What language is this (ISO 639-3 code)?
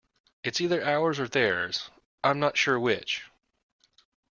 eng